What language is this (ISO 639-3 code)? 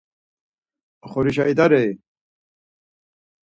lzz